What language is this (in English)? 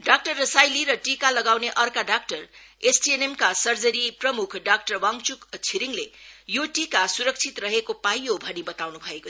Nepali